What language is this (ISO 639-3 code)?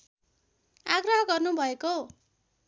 nep